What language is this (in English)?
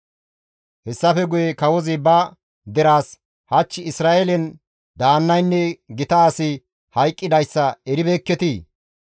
Gamo